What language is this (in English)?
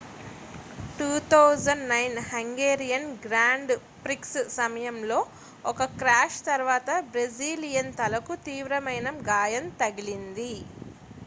Telugu